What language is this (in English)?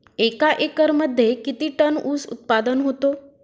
Marathi